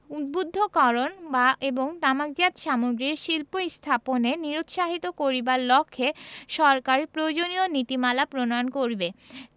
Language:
Bangla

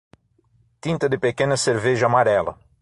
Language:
Portuguese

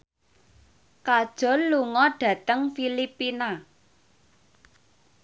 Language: Javanese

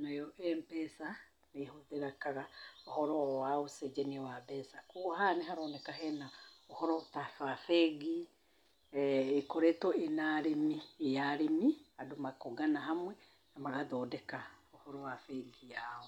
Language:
Kikuyu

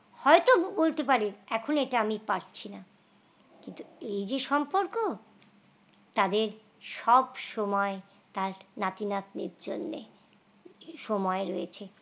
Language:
Bangla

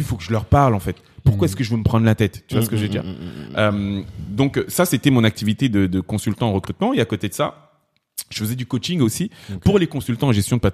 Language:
French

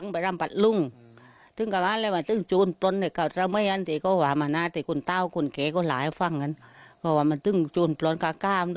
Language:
Thai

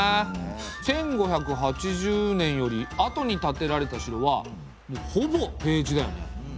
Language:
Japanese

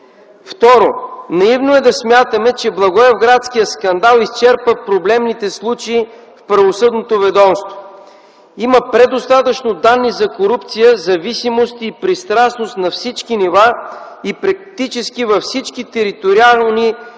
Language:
Bulgarian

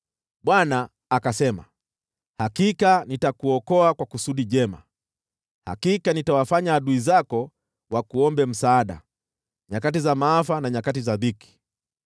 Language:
Swahili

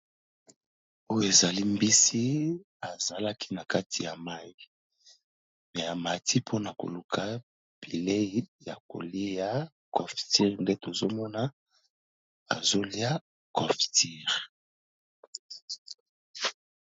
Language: Lingala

